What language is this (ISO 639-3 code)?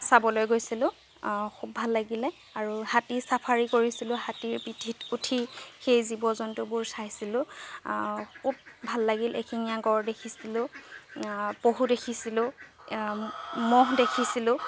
asm